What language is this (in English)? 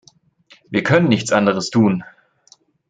German